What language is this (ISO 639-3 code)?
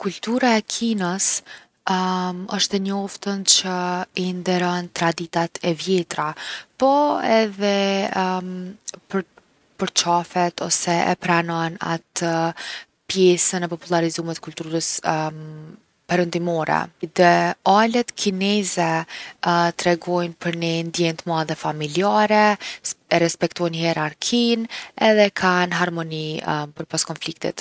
aln